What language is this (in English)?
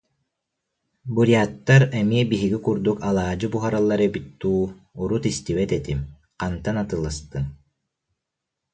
Yakut